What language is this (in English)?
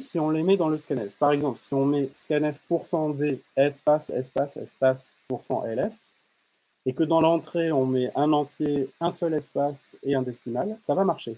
French